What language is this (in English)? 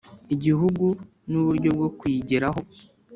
Kinyarwanda